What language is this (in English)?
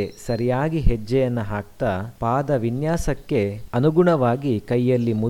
Kannada